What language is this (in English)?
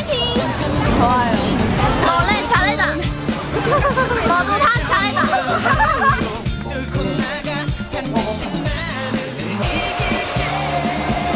Korean